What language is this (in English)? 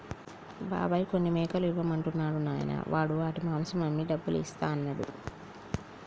Telugu